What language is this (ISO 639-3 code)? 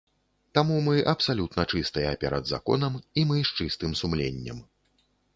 bel